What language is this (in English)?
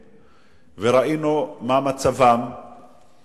Hebrew